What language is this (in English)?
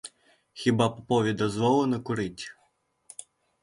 Ukrainian